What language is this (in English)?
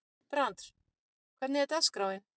Icelandic